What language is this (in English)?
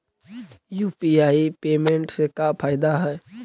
Magahi